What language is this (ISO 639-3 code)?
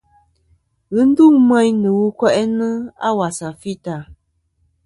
bkm